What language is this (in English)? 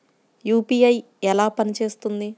Telugu